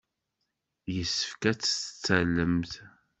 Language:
Kabyle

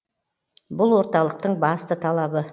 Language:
Kazakh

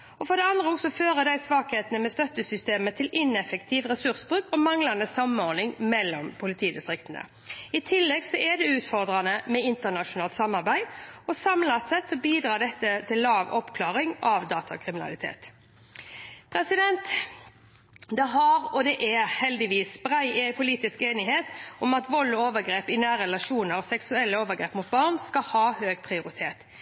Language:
Norwegian Bokmål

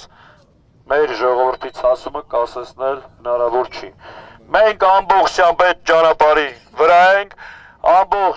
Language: German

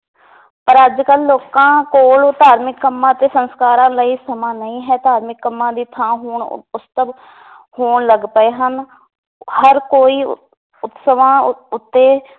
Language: Punjabi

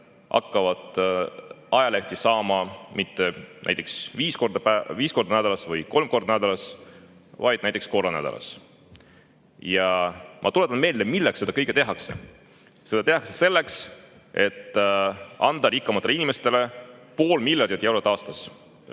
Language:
Estonian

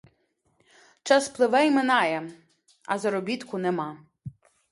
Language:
Ukrainian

